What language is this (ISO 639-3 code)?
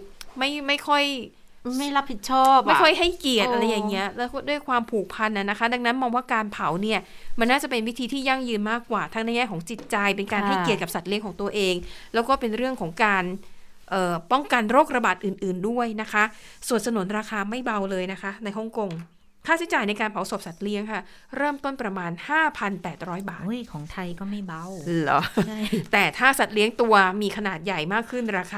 tha